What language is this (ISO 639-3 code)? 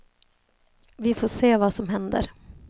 swe